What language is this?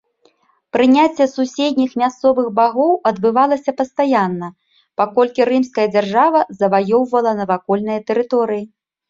Belarusian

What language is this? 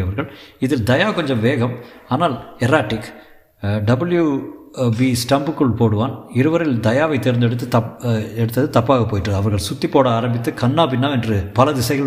Tamil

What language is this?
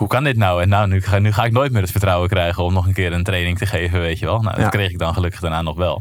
Dutch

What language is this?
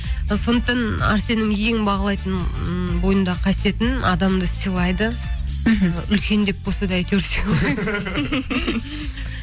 Kazakh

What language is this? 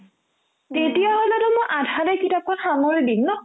Assamese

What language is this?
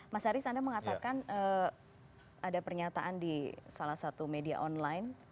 Indonesian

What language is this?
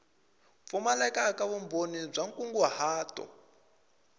Tsonga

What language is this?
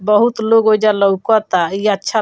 Bhojpuri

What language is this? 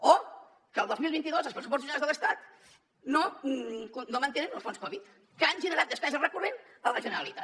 Catalan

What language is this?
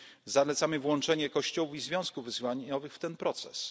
Polish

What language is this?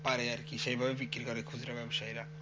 Bangla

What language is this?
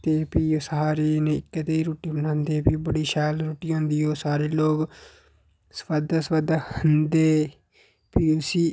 Dogri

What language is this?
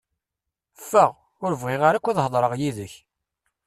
Kabyle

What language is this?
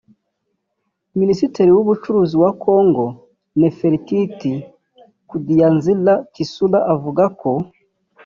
Kinyarwanda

